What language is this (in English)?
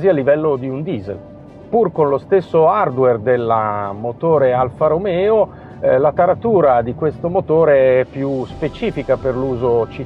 Italian